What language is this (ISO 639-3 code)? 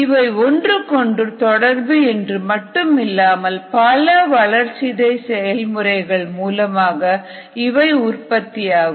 tam